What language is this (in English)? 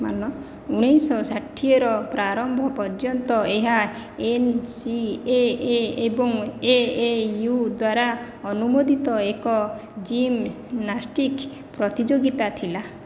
Odia